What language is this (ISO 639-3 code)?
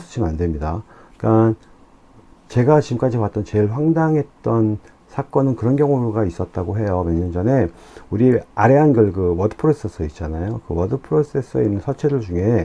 kor